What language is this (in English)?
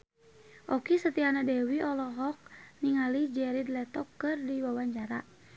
Sundanese